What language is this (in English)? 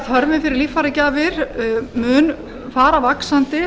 Icelandic